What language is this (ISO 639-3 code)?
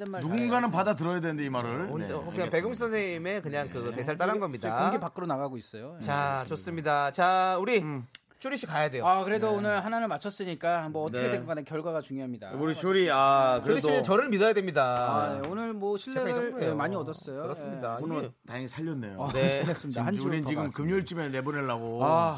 kor